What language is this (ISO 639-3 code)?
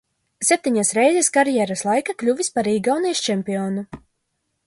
lav